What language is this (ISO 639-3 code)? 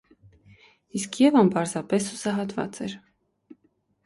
hye